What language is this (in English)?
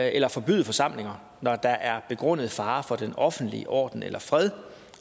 Danish